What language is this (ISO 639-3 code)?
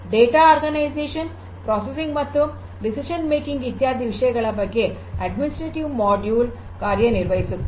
kan